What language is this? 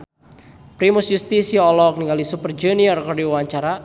Sundanese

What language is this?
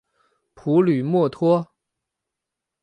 Chinese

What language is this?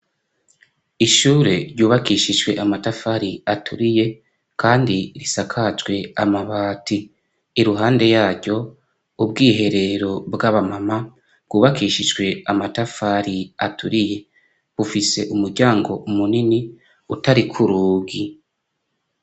Rundi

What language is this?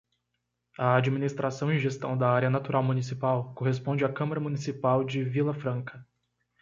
Portuguese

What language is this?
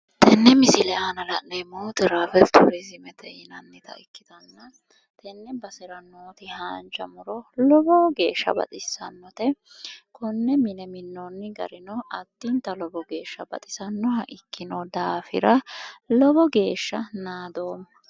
Sidamo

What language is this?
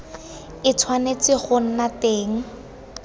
Tswana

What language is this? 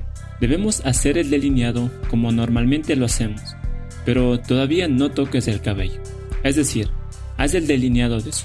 Spanish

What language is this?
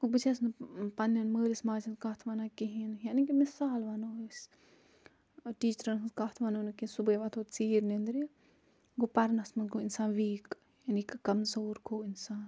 Kashmiri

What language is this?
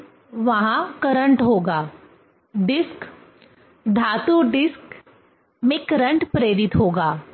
Hindi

